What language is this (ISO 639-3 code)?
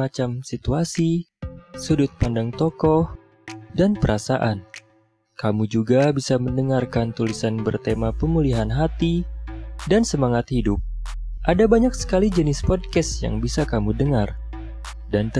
ind